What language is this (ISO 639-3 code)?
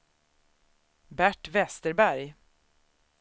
swe